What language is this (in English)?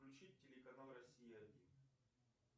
Russian